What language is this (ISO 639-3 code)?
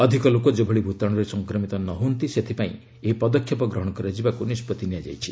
ori